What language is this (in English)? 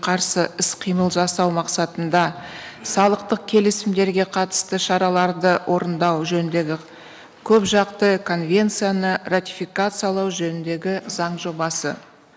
Kazakh